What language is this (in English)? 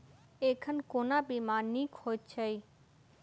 Maithili